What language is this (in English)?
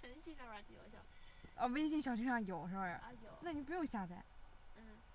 Chinese